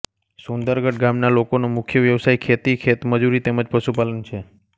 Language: Gujarati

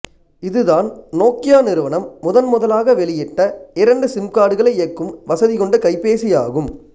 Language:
Tamil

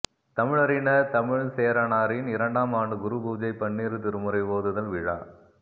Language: Tamil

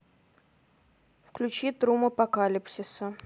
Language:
Russian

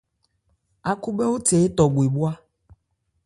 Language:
Ebrié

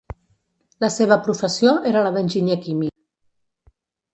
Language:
Catalan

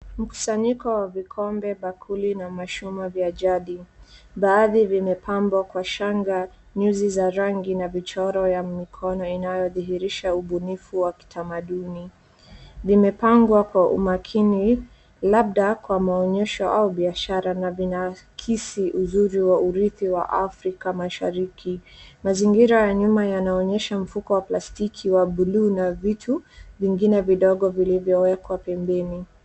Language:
Swahili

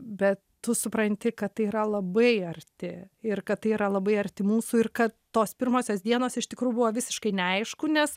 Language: Lithuanian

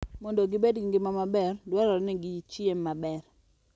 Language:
Luo (Kenya and Tanzania)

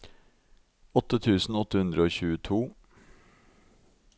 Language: Norwegian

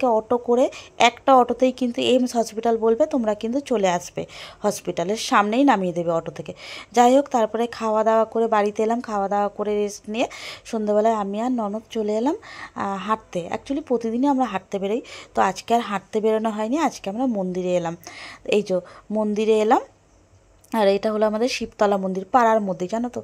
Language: Bangla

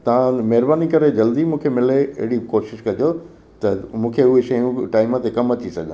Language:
Sindhi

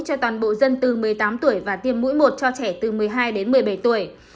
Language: Vietnamese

